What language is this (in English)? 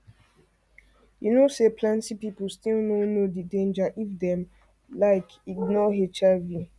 Nigerian Pidgin